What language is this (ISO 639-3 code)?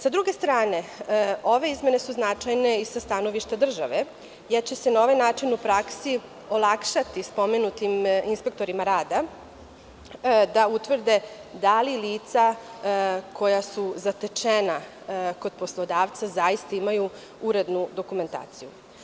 srp